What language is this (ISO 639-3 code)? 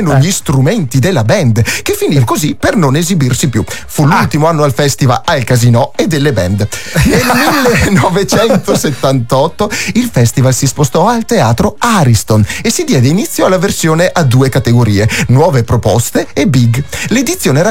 ita